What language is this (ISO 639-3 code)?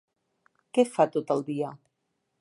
cat